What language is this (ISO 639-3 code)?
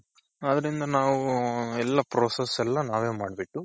kan